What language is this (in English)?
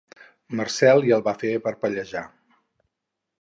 Catalan